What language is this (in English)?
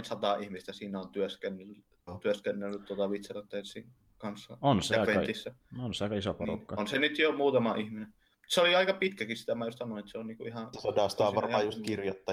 Finnish